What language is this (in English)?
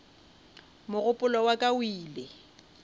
Northern Sotho